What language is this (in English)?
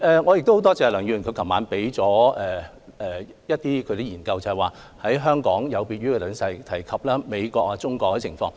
Cantonese